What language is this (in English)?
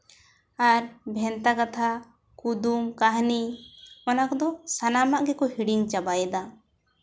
Santali